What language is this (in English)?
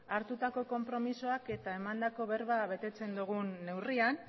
Basque